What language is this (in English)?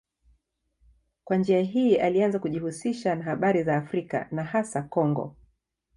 Swahili